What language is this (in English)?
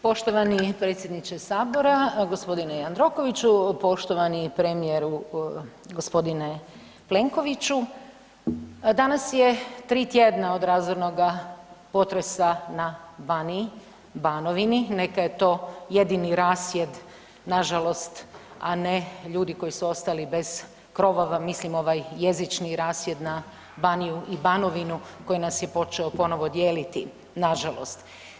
Croatian